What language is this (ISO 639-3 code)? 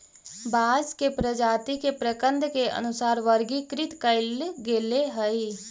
mag